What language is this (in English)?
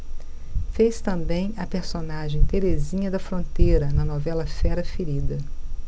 Portuguese